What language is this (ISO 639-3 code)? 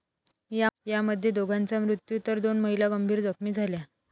mar